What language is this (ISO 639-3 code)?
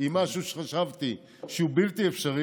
heb